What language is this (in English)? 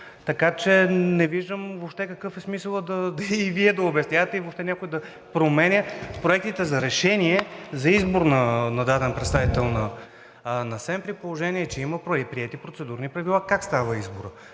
Bulgarian